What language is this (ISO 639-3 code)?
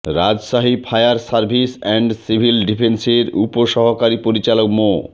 ben